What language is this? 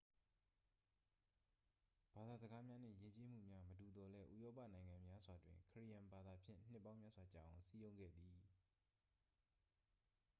Burmese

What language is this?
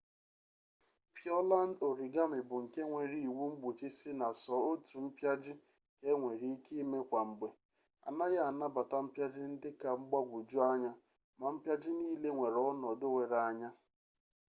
Igbo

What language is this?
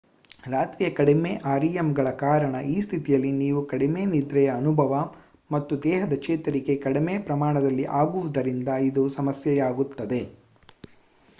Kannada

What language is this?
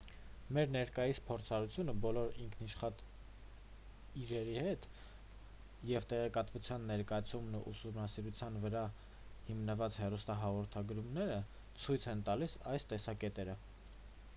Armenian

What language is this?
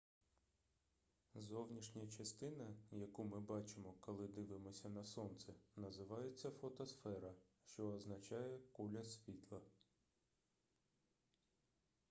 Ukrainian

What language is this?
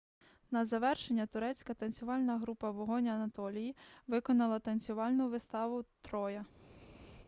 Ukrainian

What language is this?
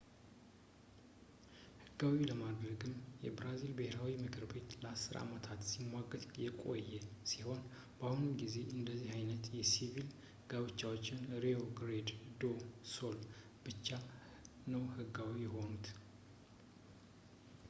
Amharic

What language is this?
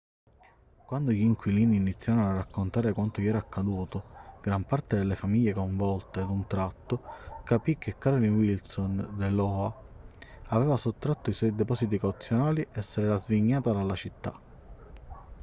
Italian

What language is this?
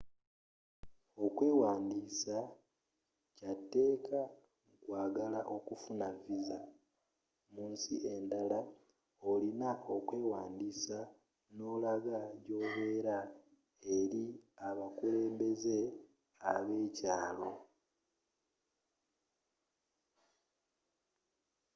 Ganda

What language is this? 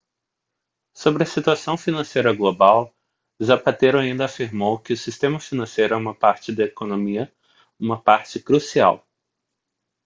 Portuguese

